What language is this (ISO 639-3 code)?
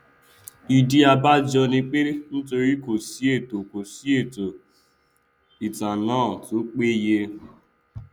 yor